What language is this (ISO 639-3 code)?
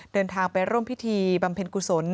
tha